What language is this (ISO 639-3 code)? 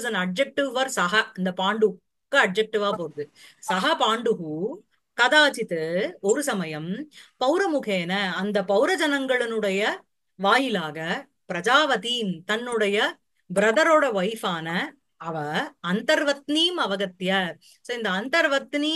tam